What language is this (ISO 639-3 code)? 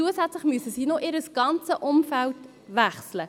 gsw